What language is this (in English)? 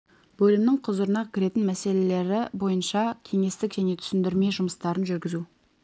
Kazakh